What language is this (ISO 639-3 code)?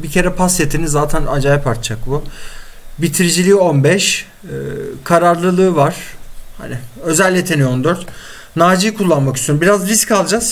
tur